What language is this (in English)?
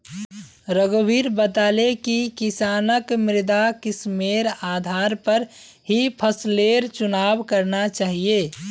Magahi